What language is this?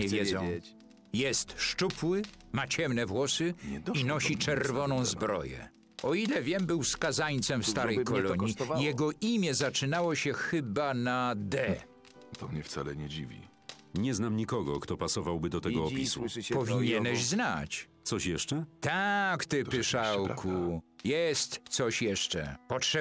Polish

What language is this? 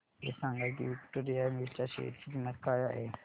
Marathi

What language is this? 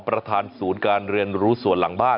Thai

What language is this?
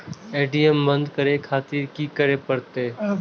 Maithili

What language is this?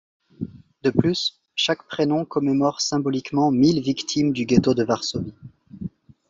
French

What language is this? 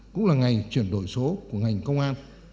Vietnamese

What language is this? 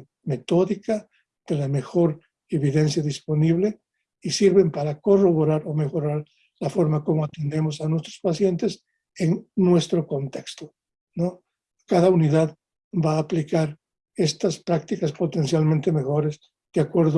Spanish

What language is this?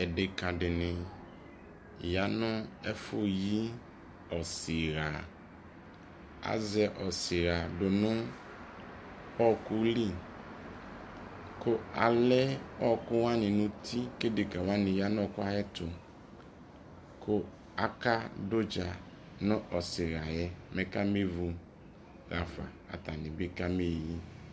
Ikposo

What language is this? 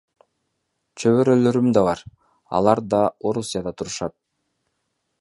Kyrgyz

